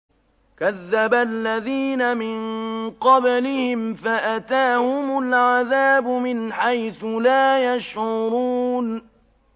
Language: Arabic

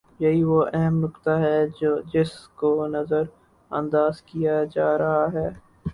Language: Urdu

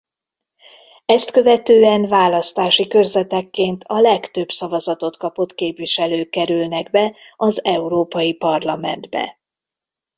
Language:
Hungarian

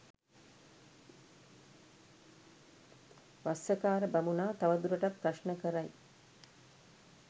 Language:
Sinhala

